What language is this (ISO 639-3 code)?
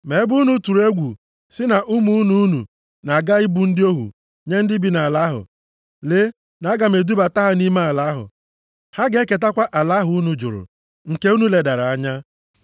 ibo